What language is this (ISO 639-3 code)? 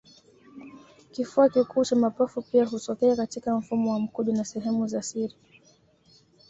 swa